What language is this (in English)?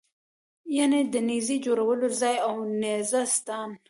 Pashto